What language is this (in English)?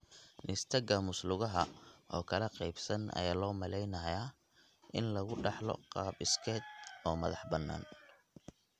Somali